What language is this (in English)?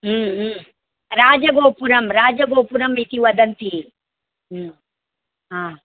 Sanskrit